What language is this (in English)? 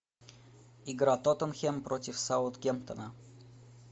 Russian